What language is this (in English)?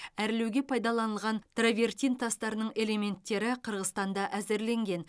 Kazakh